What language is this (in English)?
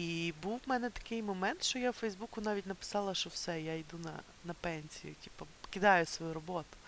Ukrainian